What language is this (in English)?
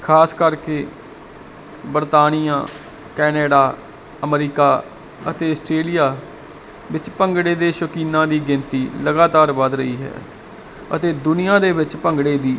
Punjabi